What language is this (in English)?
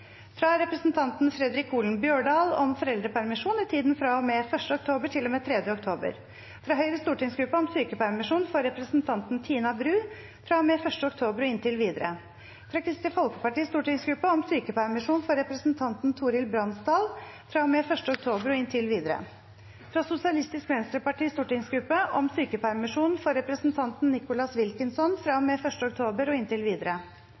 Norwegian Bokmål